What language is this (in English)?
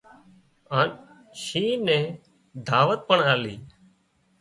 Wadiyara Koli